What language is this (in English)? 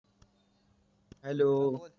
Marathi